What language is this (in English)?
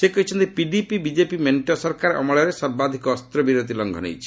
Odia